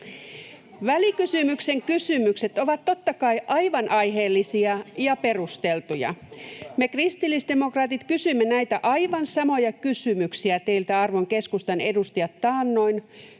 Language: Finnish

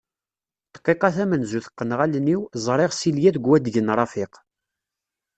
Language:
Kabyle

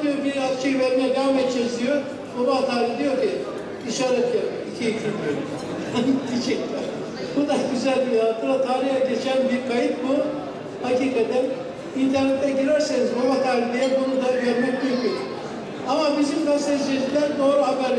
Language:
Turkish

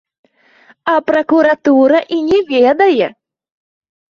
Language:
Belarusian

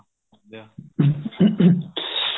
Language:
Punjabi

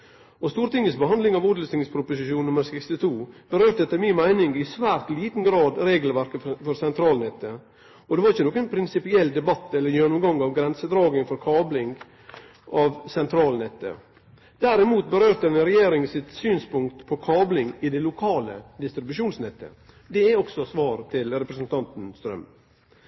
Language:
Norwegian Nynorsk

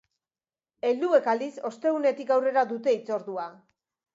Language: Basque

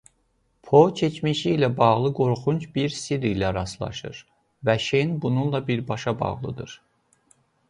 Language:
Azerbaijani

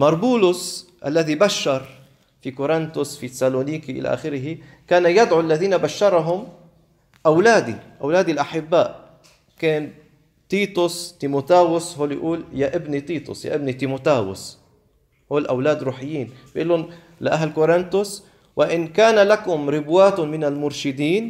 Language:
Arabic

